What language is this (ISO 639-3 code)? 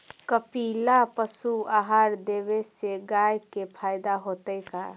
mag